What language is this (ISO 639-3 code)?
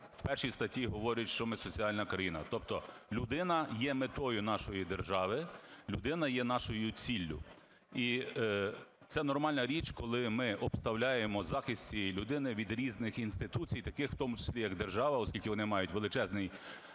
ukr